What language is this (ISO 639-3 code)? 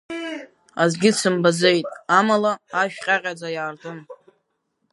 abk